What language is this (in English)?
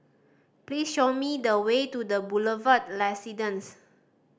English